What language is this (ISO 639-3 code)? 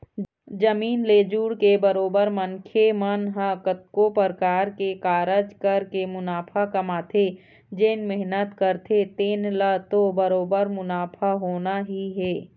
hne